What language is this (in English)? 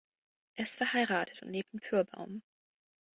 German